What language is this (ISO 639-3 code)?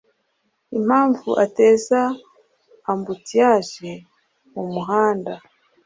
kin